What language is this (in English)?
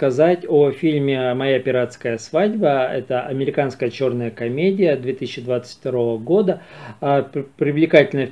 Russian